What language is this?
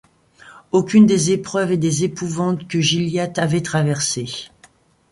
French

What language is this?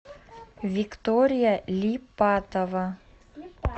Russian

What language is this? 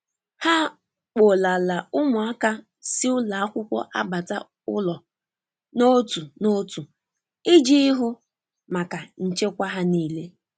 Igbo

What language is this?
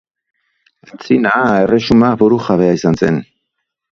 Basque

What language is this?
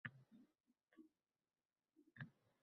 Uzbek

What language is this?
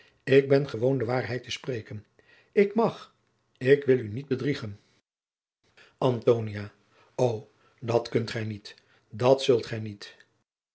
Dutch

